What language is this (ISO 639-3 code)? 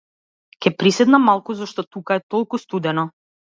mkd